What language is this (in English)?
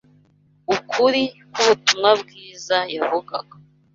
Kinyarwanda